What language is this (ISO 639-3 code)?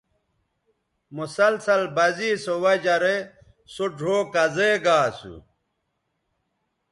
btv